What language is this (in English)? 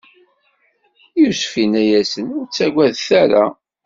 Kabyle